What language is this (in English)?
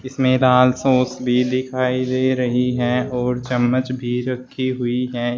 Hindi